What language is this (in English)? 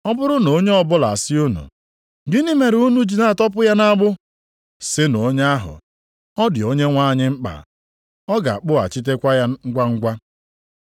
Igbo